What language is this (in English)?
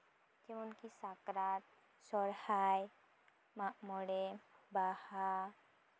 Santali